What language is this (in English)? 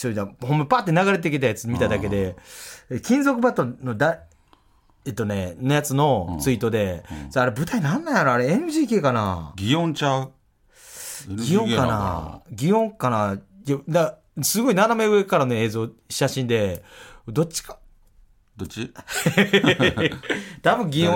Japanese